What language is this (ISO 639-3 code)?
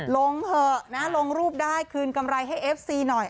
tha